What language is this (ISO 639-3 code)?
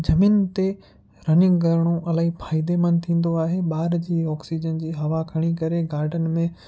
snd